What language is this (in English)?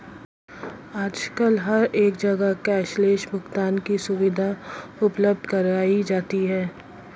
Hindi